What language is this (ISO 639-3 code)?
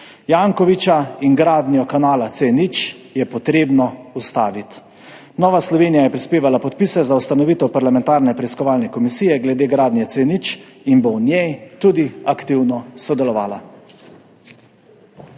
slv